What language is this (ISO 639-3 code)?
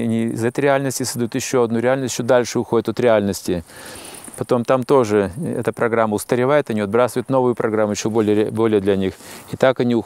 rus